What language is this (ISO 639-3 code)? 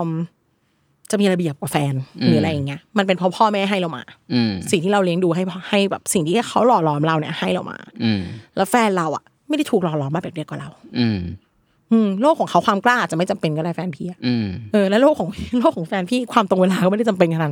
tha